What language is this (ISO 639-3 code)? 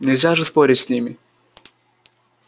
rus